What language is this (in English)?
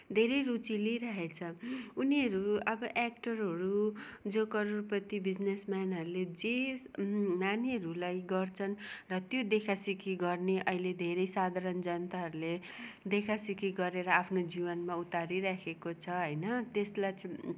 Nepali